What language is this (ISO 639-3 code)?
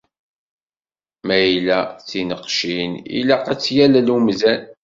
kab